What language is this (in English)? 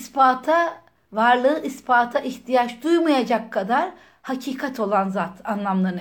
Turkish